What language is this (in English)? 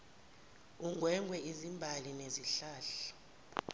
Zulu